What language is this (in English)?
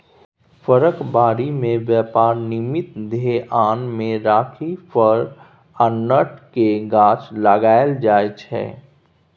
Maithili